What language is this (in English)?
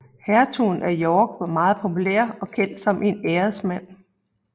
Danish